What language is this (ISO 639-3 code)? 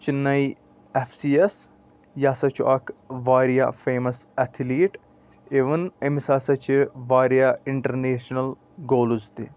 kas